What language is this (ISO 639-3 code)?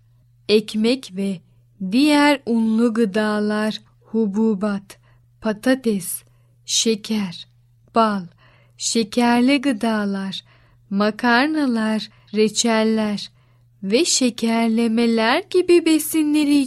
tur